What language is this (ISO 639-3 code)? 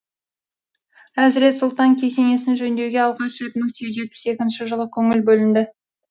kaz